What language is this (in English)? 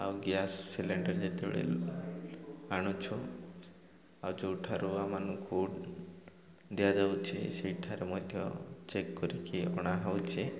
Odia